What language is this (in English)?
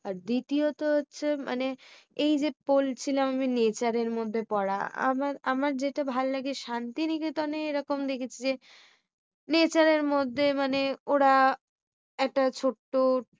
Bangla